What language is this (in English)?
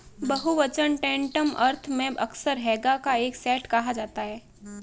Hindi